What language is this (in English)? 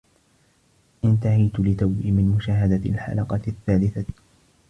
Arabic